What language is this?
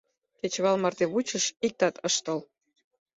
Mari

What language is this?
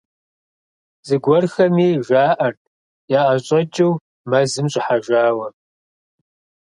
Kabardian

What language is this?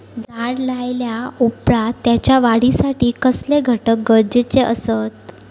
Marathi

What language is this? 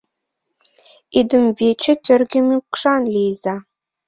Mari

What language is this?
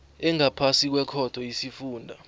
South Ndebele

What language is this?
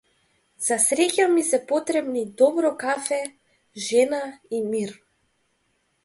Macedonian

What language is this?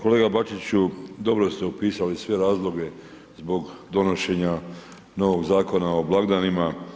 Croatian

